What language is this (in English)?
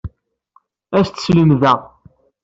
Kabyle